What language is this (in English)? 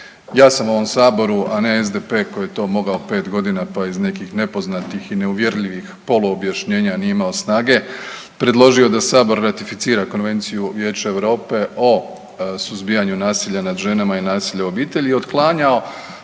Croatian